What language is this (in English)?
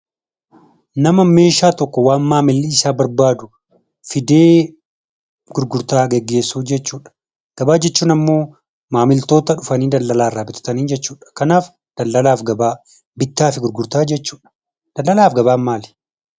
Oromo